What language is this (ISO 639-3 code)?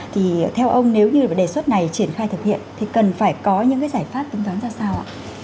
vie